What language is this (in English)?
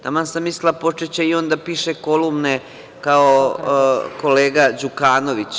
Serbian